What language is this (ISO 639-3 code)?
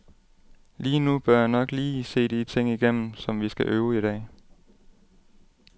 dan